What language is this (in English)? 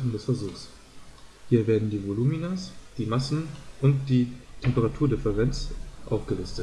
German